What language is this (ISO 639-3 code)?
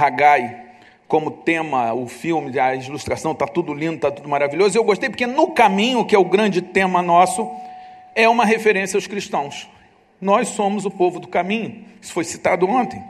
por